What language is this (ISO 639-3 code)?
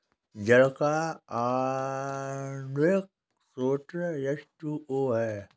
hin